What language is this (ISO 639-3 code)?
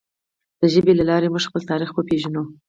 pus